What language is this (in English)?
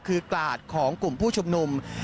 Thai